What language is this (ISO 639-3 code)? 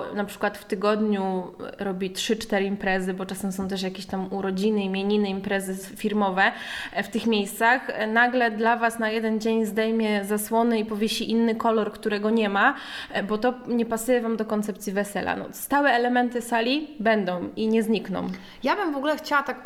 pol